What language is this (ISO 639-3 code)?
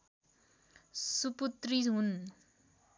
nep